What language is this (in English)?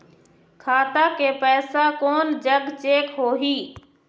Chhattisgarhi